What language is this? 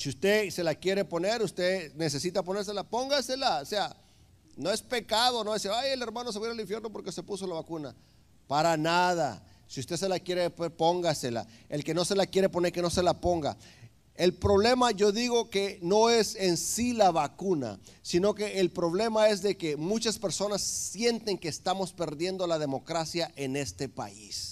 Spanish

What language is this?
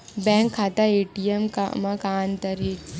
Chhattisgarhi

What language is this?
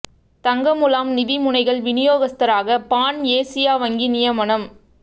Tamil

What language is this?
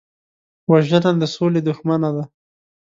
Pashto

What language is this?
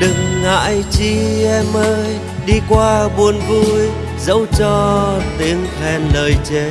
Vietnamese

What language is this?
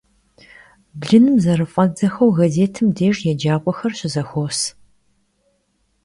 Kabardian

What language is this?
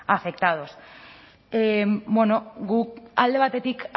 Basque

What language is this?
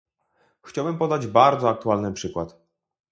Polish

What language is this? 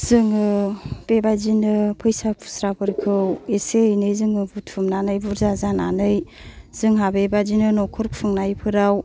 Bodo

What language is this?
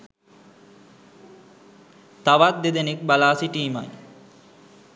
Sinhala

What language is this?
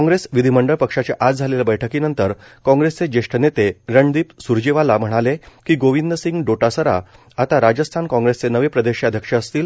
Marathi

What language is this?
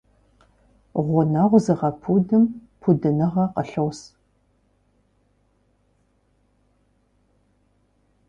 Kabardian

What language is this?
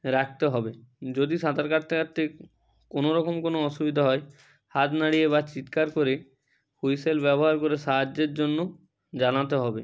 Bangla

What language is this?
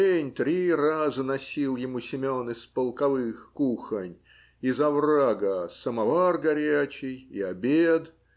Russian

